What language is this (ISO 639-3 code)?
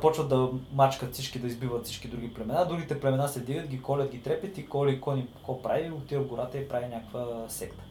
bul